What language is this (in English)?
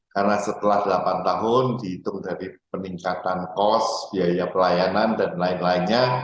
Indonesian